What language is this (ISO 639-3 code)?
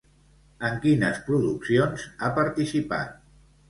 cat